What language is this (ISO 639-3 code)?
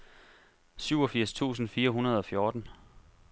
dan